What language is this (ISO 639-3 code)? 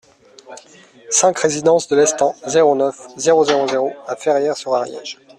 fra